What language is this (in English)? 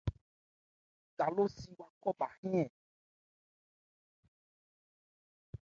Ebrié